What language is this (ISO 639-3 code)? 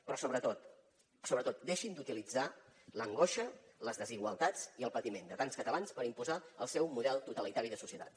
cat